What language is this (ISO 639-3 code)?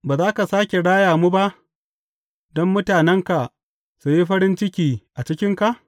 hau